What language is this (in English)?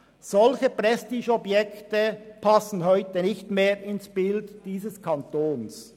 Swiss German